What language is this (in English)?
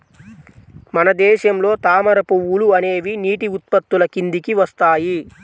Telugu